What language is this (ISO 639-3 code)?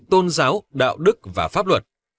vie